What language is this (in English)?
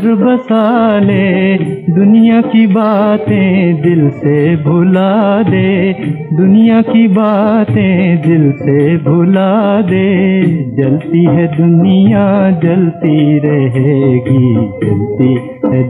Hindi